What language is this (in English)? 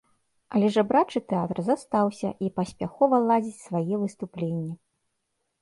Belarusian